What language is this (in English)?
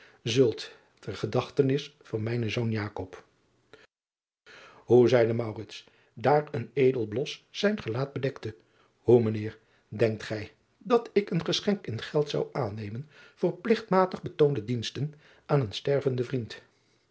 Dutch